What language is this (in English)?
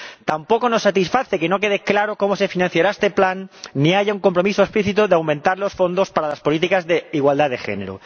Spanish